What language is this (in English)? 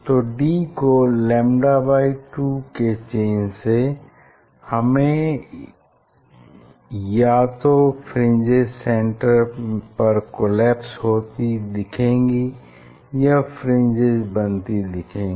Hindi